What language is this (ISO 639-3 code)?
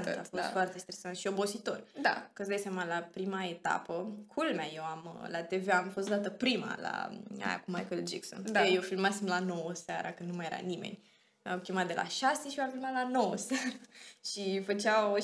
ron